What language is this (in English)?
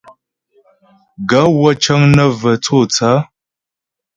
Ghomala